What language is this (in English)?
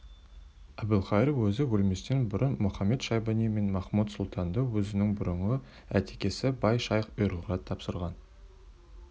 Kazakh